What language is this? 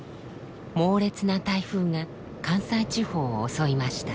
Japanese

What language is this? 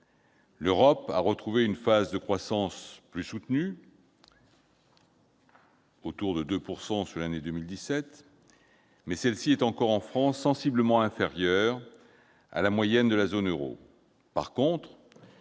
French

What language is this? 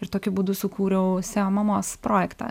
Lithuanian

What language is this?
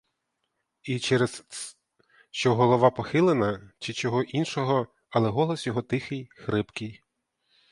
Ukrainian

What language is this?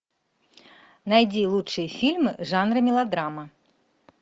Russian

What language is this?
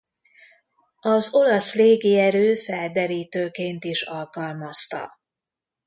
Hungarian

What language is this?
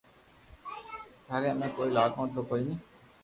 Loarki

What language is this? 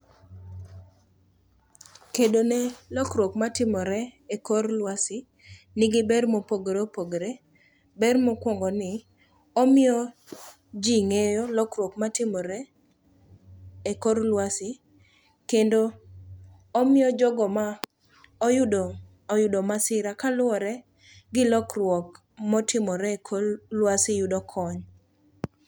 Luo (Kenya and Tanzania)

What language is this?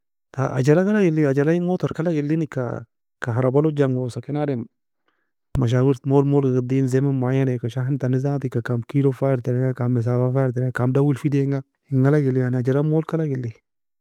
Nobiin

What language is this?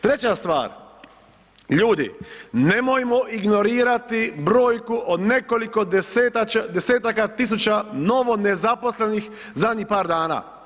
Croatian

